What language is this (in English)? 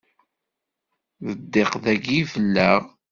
Kabyle